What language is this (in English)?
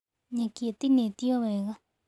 Kikuyu